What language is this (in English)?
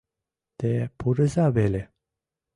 Mari